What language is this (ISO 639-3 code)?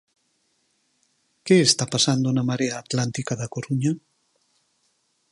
glg